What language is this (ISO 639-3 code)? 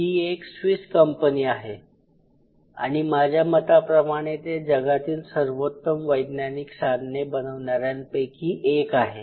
mar